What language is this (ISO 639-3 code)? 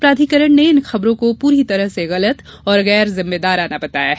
hin